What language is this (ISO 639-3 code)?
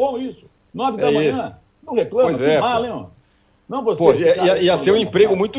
por